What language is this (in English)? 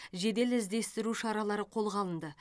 Kazakh